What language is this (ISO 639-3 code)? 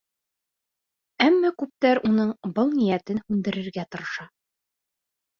bak